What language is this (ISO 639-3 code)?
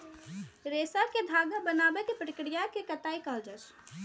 mai